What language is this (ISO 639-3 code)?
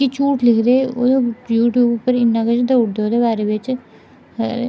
doi